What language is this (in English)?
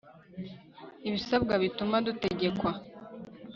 Kinyarwanda